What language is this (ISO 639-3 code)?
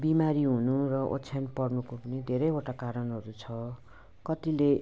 nep